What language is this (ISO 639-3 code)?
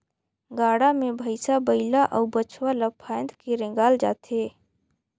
hne